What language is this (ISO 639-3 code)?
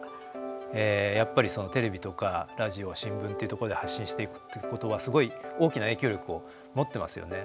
jpn